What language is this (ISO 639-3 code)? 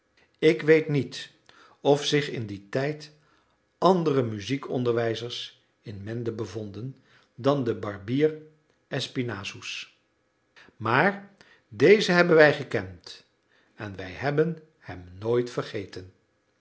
nld